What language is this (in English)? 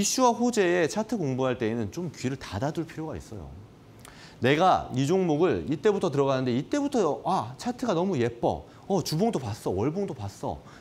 Korean